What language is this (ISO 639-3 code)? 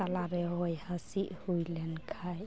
sat